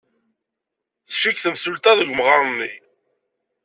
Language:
Kabyle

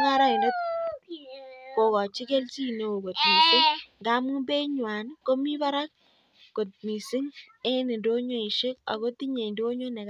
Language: Kalenjin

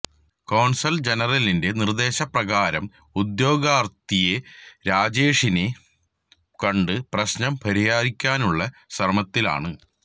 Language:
Malayalam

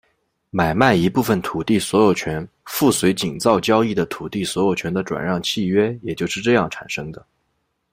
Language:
Chinese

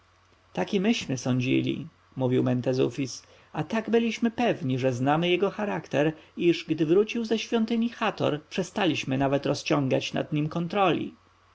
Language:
Polish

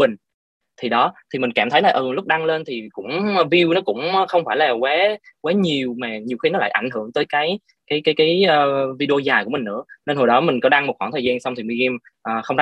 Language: Vietnamese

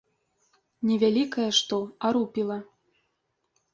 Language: Belarusian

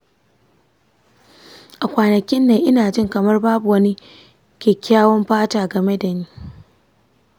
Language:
Hausa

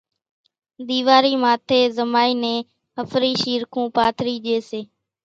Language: Kachi Koli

